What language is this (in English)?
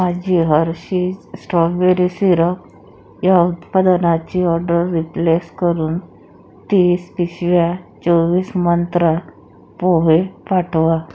Marathi